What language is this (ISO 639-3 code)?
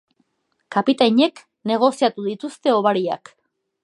eus